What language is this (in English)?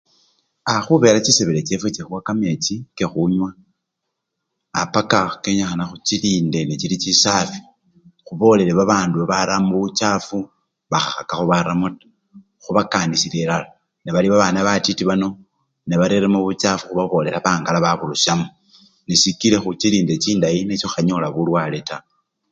Luyia